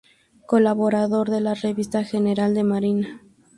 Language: Spanish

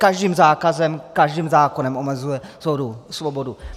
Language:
Czech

